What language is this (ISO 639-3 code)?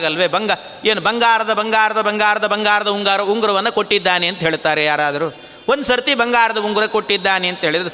kan